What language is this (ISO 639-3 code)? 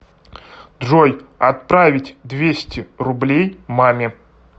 rus